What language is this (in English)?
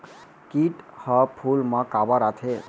Chhattisgarhi